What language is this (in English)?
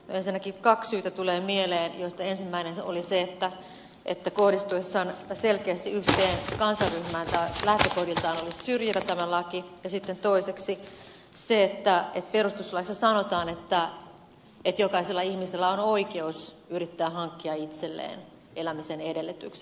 Finnish